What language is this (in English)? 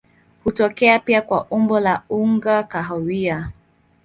Swahili